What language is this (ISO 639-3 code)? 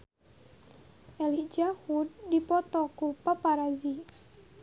sun